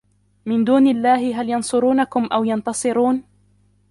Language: Arabic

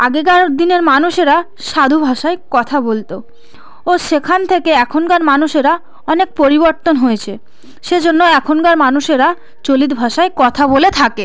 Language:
Bangla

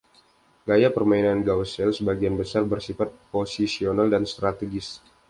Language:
Indonesian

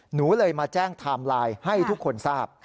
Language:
Thai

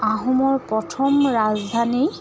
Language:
Assamese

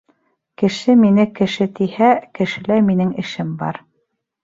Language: Bashkir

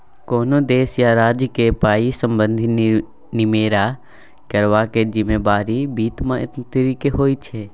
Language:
Maithili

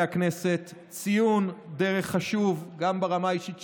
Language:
Hebrew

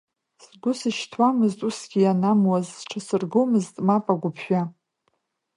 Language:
Abkhazian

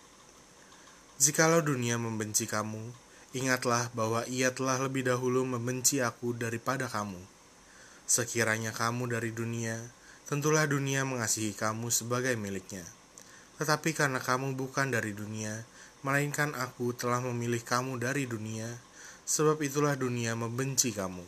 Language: Indonesian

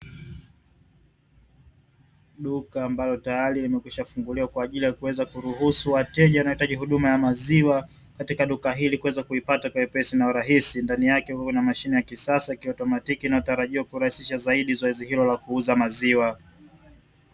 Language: Swahili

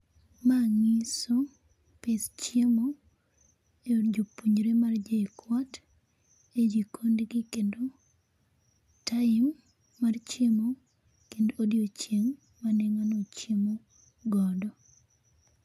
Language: Luo (Kenya and Tanzania)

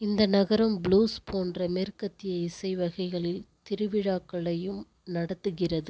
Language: Tamil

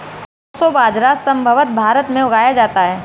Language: Hindi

